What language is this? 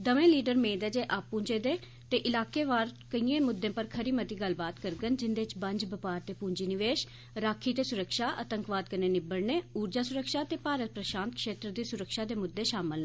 Dogri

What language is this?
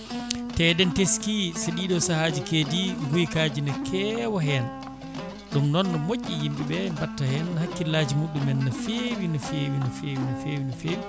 Fula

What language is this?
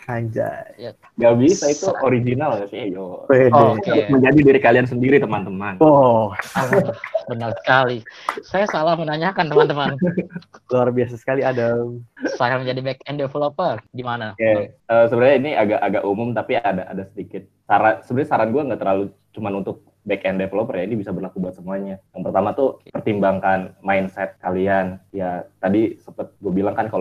Indonesian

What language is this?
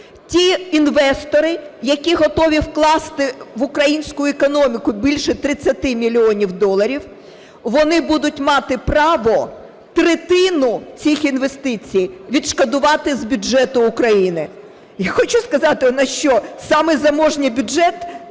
Ukrainian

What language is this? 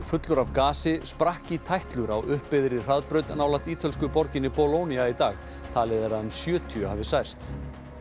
Icelandic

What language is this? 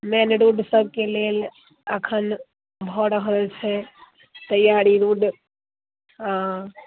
Maithili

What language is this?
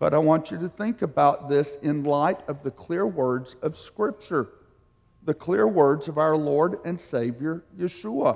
English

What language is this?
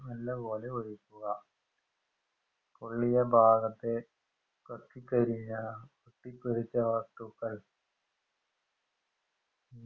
Malayalam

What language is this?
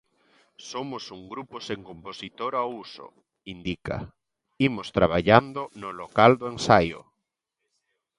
Galician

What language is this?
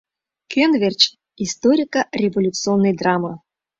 Mari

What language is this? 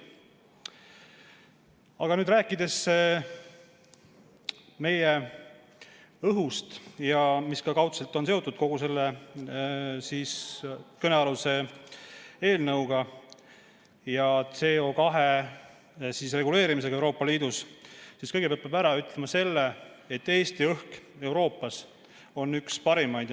Estonian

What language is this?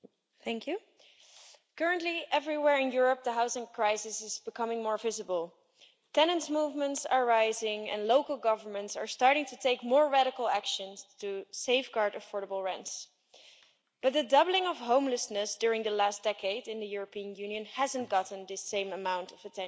English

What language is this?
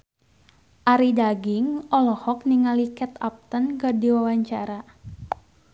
Sundanese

